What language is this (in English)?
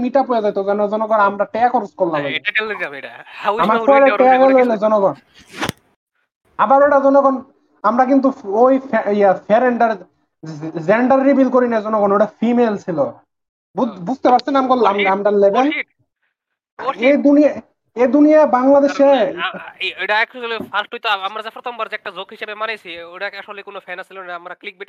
Bangla